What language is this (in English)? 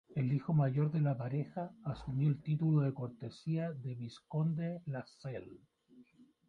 Spanish